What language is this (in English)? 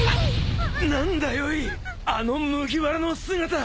Japanese